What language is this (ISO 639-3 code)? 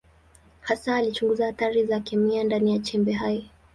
swa